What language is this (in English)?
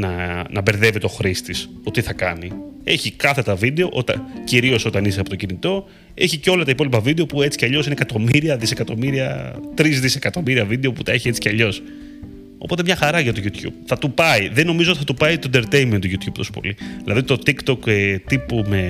Greek